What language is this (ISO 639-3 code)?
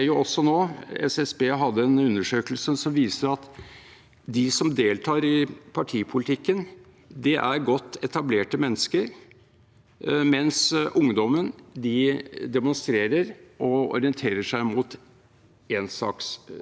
nor